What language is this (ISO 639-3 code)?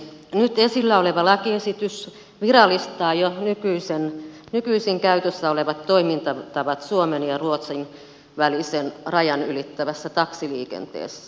fin